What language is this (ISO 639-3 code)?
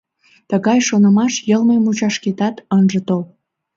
chm